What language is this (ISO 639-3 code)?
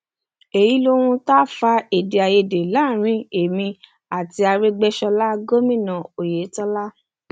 yor